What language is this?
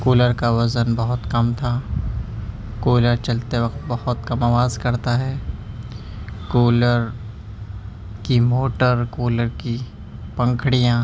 Urdu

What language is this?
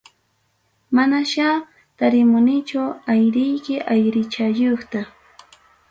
Ayacucho Quechua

